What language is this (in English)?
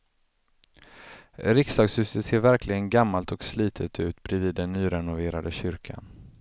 Swedish